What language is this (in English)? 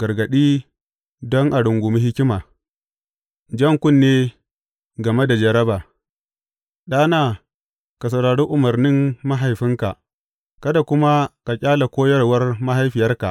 Hausa